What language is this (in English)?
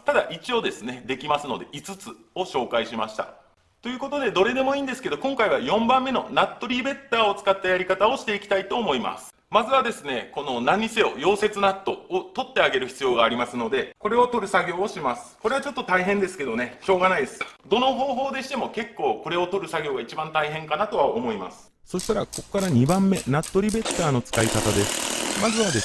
Japanese